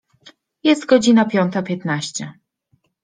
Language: Polish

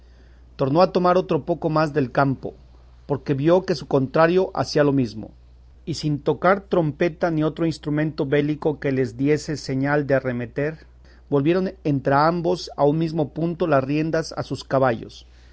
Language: Spanish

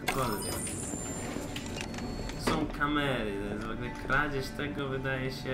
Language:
Polish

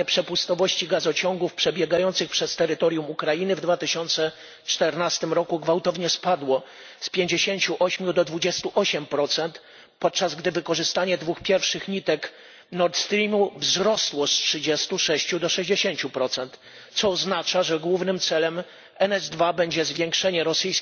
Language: Polish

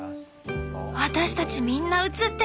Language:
Japanese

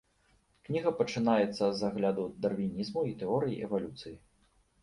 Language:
Belarusian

